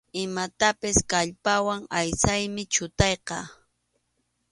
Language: Arequipa-La Unión Quechua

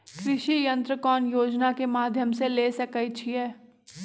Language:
Magahi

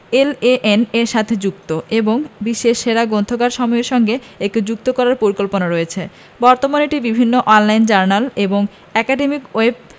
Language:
Bangla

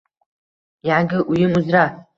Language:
Uzbek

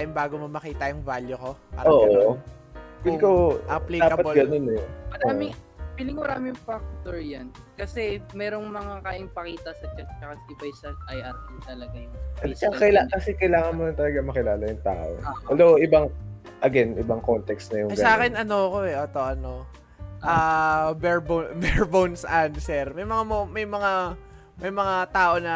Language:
Filipino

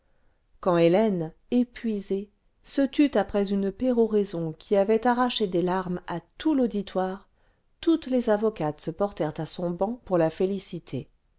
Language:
French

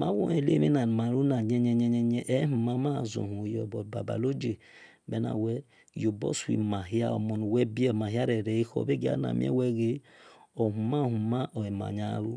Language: Esan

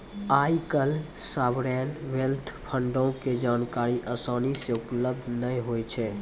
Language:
Maithili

